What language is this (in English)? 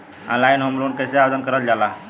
Bhojpuri